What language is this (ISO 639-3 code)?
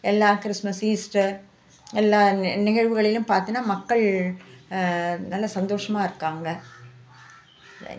tam